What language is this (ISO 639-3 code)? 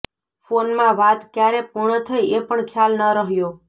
guj